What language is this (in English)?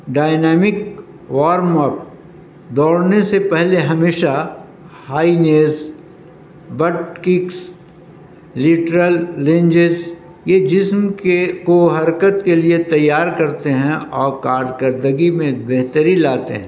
Urdu